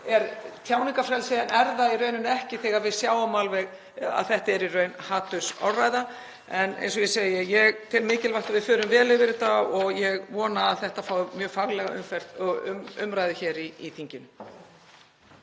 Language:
Icelandic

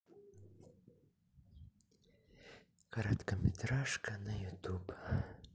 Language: Russian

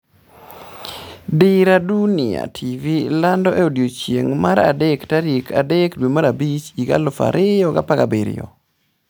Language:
Luo (Kenya and Tanzania)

